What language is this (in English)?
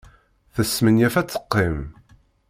Kabyle